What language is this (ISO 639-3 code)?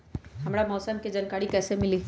mag